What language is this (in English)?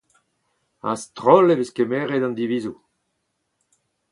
Breton